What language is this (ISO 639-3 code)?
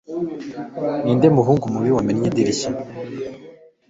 kin